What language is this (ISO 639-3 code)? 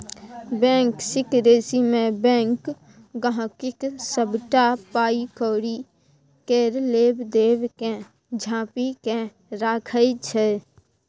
mai